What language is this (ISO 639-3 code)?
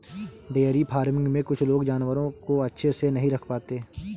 hin